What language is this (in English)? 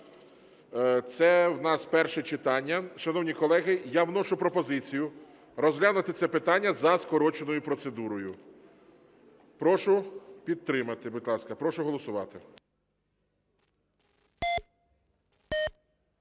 Ukrainian